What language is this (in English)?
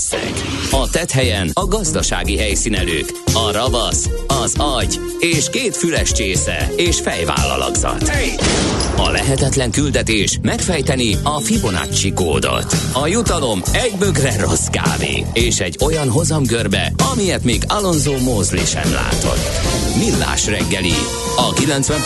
Hungarian